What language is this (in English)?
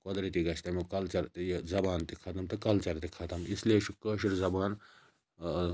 Kashmiri